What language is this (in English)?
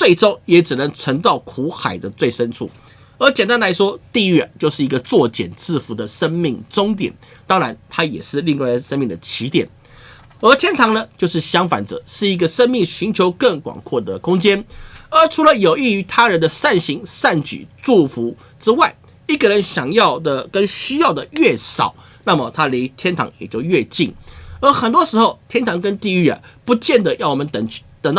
Chinese